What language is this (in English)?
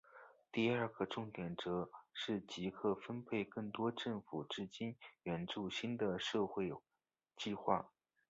Chinese